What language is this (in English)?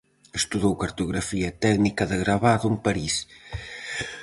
Galician